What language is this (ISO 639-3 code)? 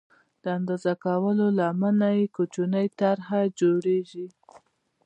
pus